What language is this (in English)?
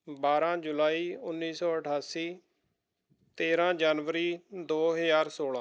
Punjabi